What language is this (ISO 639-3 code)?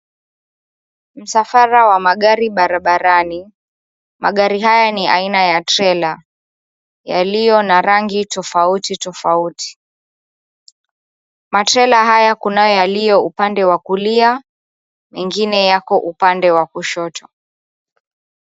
swa